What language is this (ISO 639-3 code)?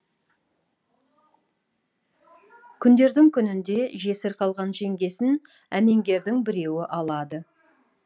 kaz